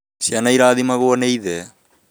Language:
Kikuyu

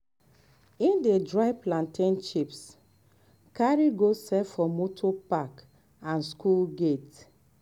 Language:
Nigerian Pidgin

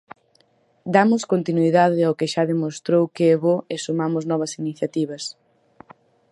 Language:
Galician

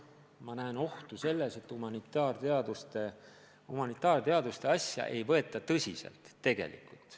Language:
Estonian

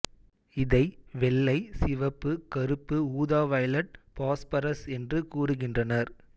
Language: Tamil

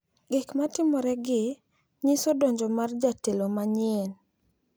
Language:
Luo (Kenya and Tanzania)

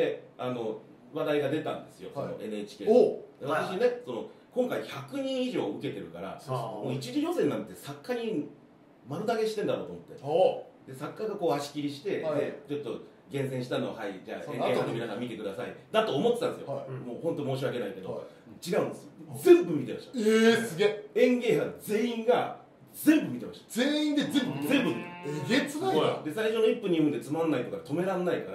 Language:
Japanese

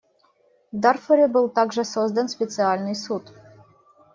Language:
Russian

